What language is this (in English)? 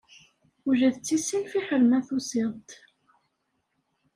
Kabyle